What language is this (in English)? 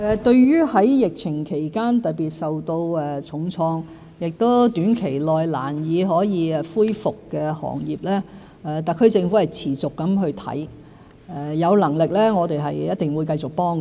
Cantonese